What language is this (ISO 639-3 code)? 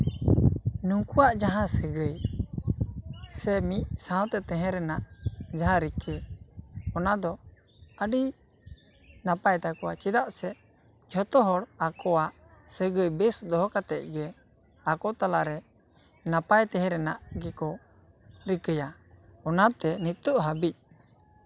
sat